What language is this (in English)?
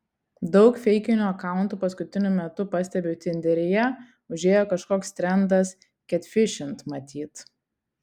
Lithuanian